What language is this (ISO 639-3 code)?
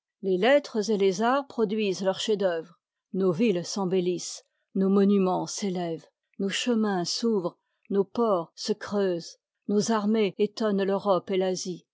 fra